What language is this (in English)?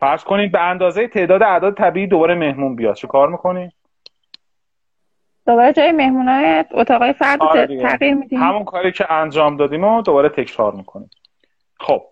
Persian